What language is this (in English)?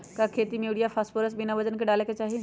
Magahi